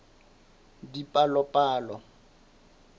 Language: Southern Sotho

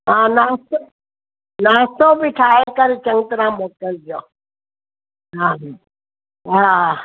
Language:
Sindhi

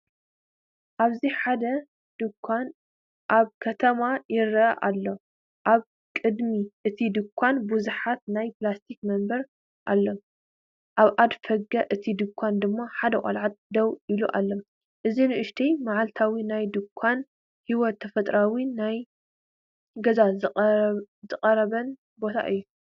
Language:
Tigrinya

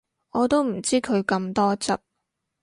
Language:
Cantonese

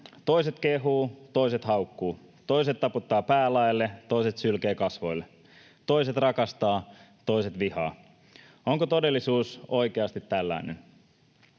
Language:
Finnish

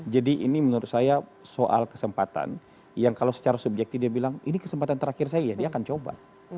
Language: Indonesian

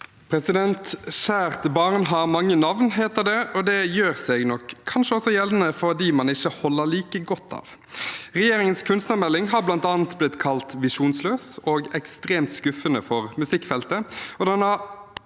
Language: Norwegian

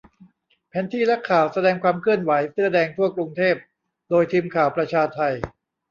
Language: Thai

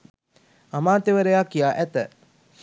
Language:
Sinhala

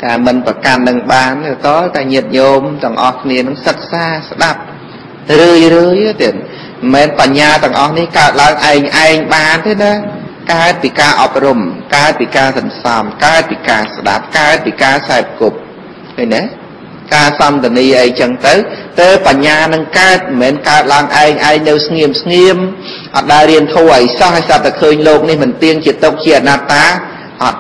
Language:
Vietnamese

